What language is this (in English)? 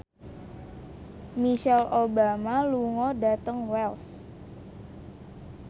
Javanese